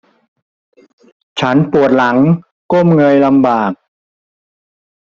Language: Thai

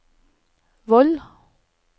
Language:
Norwegian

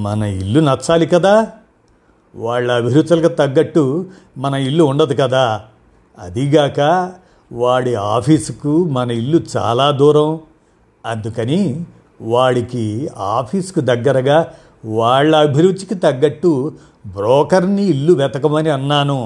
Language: Telugu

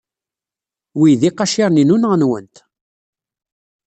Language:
Kabyle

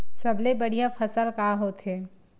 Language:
Chhattisgarhi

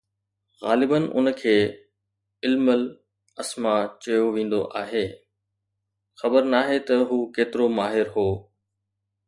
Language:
Sindhi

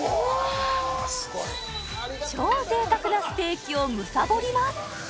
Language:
Japanese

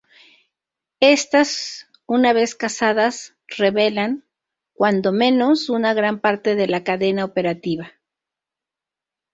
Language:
Spanish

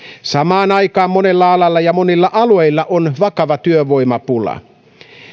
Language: Finnish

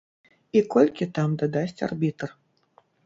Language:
Belarusian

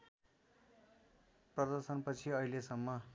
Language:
Nepali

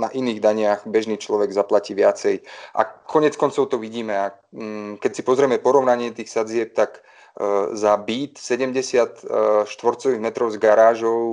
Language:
Slovak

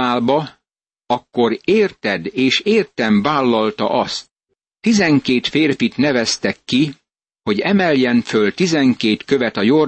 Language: Hungarian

